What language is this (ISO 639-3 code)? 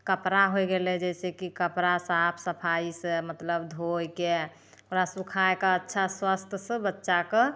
mai